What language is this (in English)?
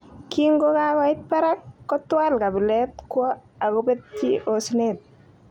Kalenjin